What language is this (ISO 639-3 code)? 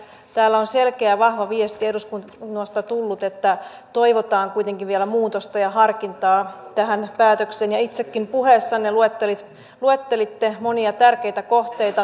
fin